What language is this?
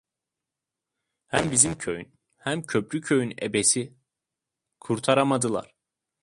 Turkish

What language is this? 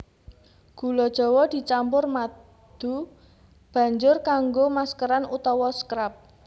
Javanese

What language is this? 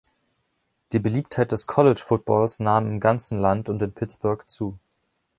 German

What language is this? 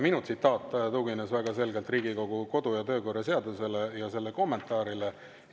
Estonian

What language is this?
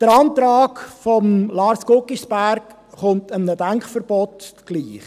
Swiss German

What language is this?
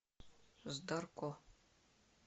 Russian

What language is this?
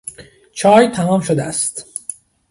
Persian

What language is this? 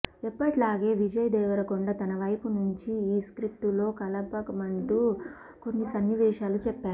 Telugu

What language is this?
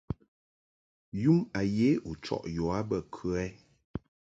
Mungaka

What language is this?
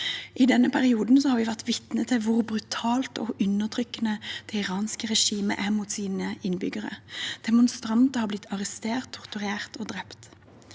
Norwegian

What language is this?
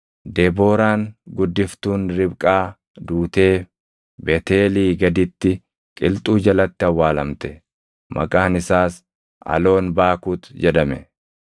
Oromo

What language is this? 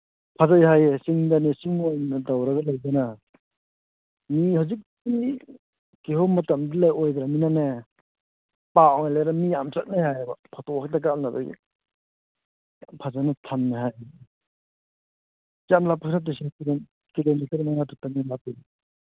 Manipuri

